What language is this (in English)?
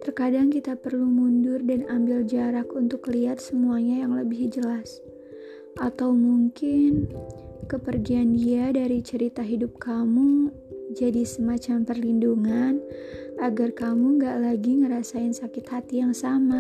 Indonesian